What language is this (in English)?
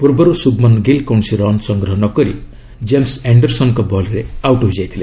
Odia